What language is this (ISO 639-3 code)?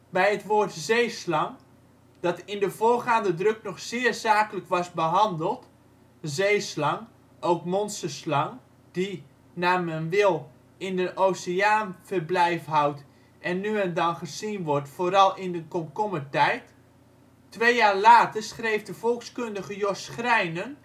nld